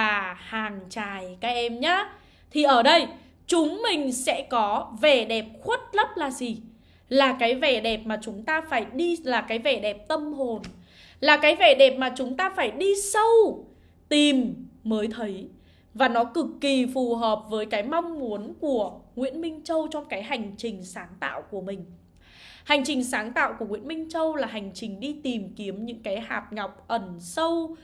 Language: Vietnamese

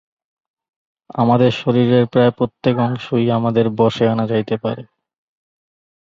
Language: Bangla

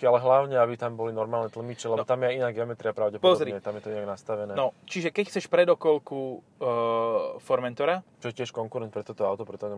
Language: Slovak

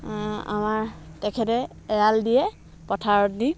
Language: Assamese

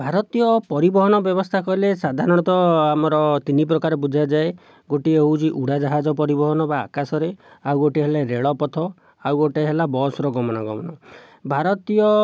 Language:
Odia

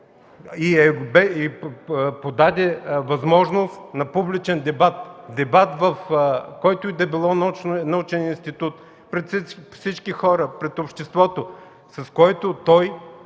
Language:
Bulgarian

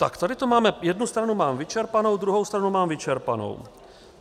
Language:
Czech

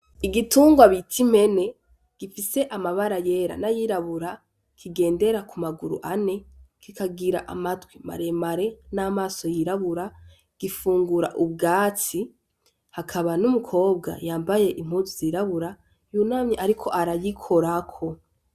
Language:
Rundi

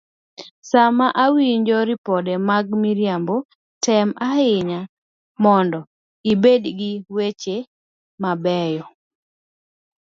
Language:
Luo (Kenya and Tanzania)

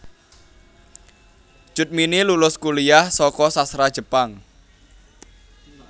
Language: Javanese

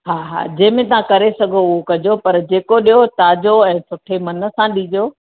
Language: Sindhi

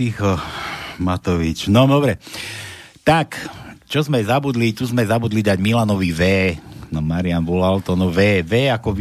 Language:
Slovak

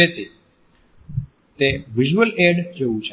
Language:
Gujarati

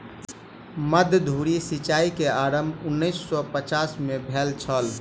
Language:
Maithili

